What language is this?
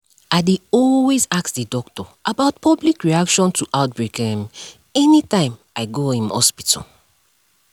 Nigerian Pidgin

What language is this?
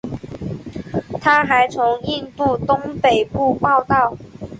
Chinese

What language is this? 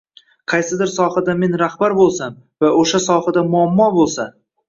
Uzbek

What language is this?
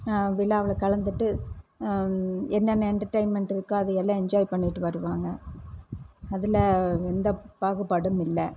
Tamil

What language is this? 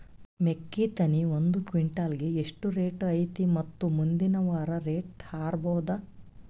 Kannada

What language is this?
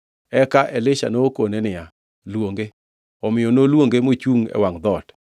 Luo (Kenya and Tanzania)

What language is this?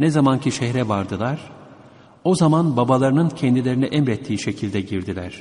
Turkish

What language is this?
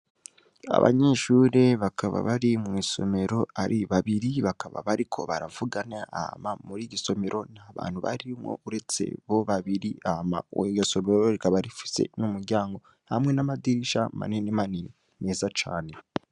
Rundi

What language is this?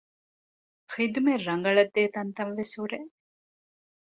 Divehi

